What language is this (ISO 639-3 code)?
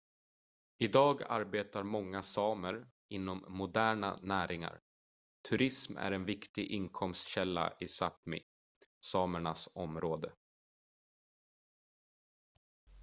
swe